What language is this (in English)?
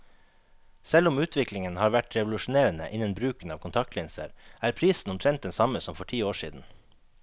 Norwegian